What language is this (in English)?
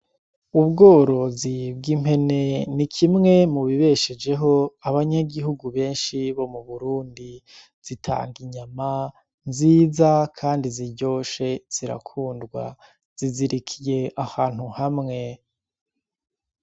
Rundi